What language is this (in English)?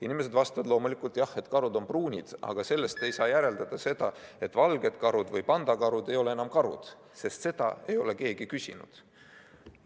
Estonian